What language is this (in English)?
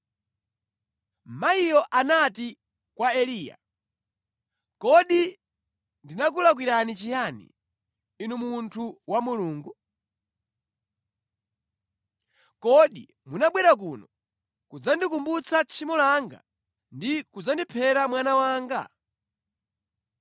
Nyanja